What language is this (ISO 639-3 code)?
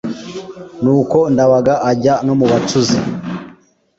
kin